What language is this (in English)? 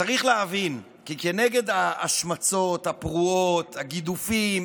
Hebrew